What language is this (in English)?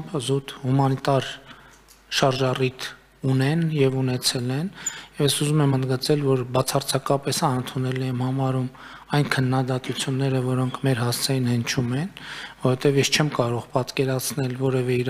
Romanian